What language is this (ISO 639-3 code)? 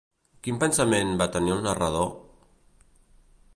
cat